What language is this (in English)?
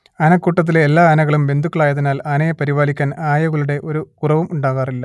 Malayalam